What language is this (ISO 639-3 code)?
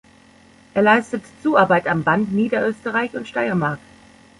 deu